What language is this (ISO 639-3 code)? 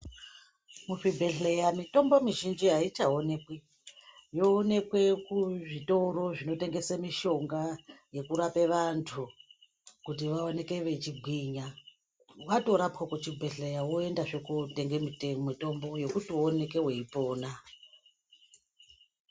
ndc